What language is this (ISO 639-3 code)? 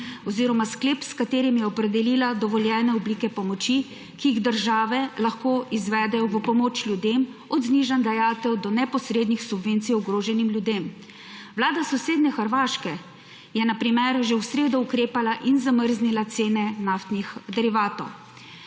slv